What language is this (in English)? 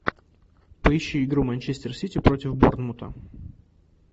Russian